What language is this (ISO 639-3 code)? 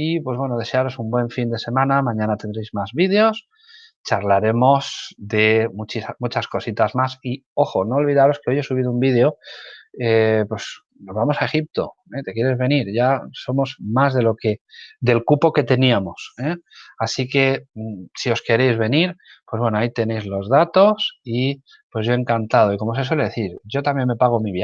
spa